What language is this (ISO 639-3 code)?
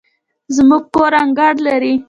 pus